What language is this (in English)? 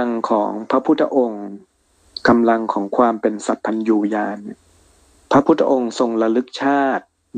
Thai